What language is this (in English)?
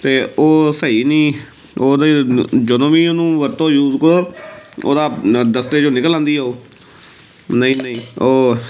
Punjabi